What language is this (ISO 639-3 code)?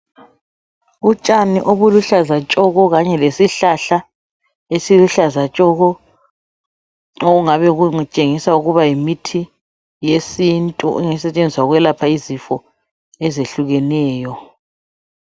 nde